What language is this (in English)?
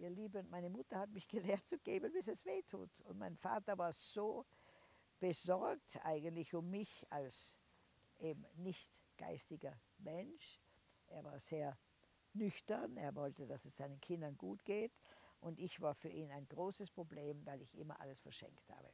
German